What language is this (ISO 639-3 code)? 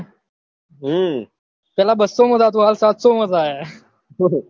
guj